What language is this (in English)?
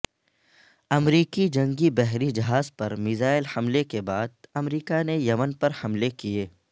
Urdu